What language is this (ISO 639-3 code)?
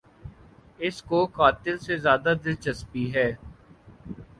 urd